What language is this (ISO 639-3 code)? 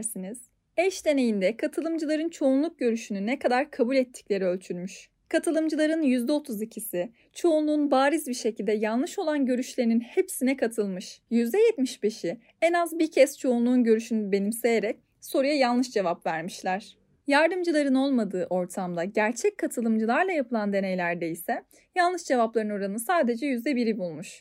tur